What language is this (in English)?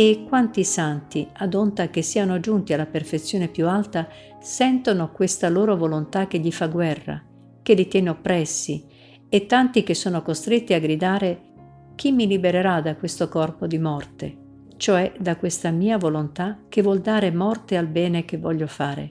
Italian